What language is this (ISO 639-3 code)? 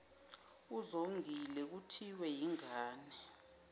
zul